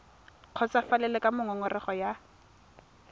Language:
Tswana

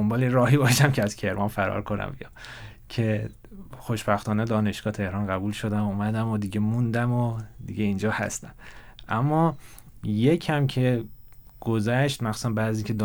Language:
Persian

